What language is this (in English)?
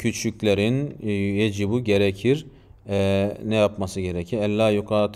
Turkish